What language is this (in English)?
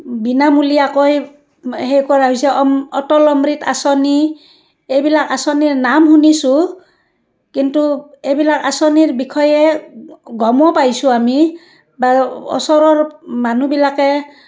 Assamese